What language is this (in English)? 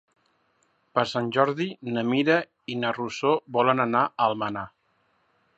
Catalan